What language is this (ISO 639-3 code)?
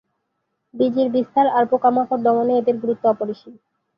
ben